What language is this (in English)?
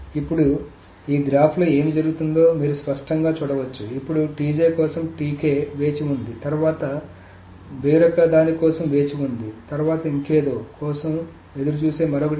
Telugu